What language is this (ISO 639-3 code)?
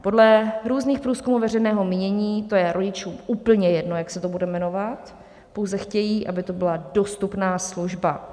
ces